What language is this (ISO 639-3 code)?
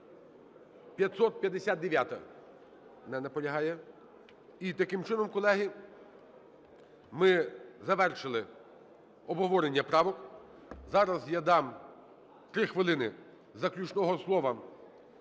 ukr